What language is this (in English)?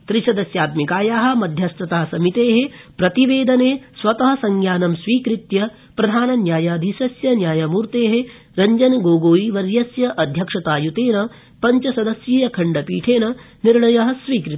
Sanskrit